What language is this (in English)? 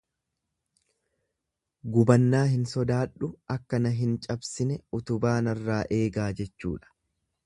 Oromo